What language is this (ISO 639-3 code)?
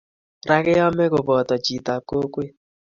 kln